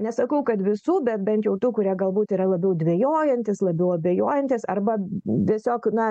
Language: Lithuanian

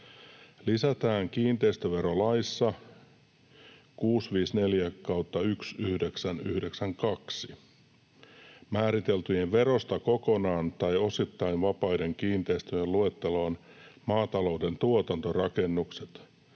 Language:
Finnish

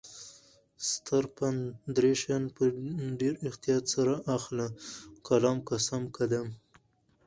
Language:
Pashto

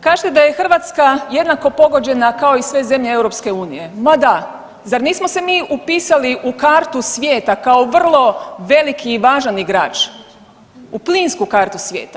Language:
Croatian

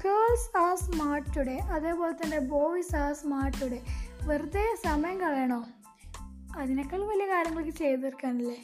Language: Malayalam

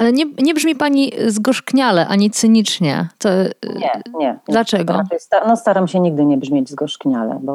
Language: Polish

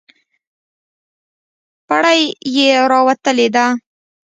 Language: Pashto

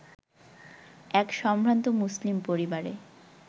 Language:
Bangla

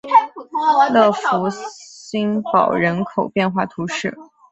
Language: Chinese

